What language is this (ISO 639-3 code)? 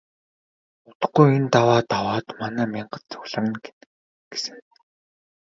mon